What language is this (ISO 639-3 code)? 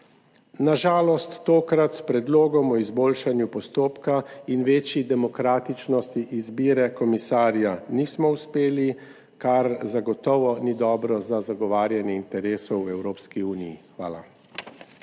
slv